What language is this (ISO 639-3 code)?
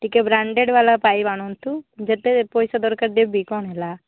ori